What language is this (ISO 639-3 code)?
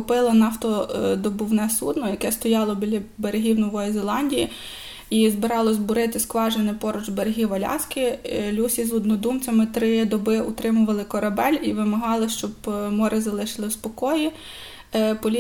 ukr